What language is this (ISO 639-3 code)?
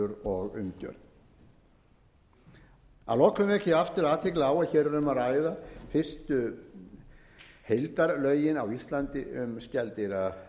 isl